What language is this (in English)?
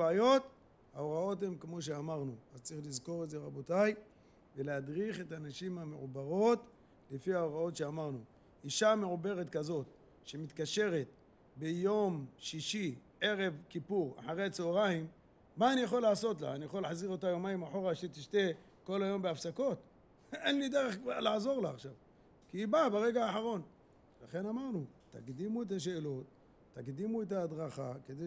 Hebrew